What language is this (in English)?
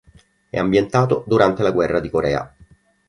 Italian